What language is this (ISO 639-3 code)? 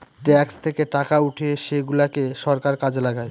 ben